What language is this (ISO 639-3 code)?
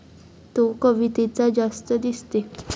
mar